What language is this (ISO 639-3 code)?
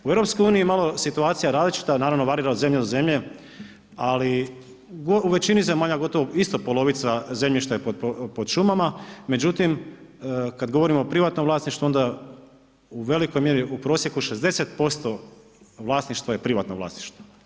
hrv